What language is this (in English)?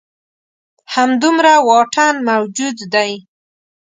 Pashto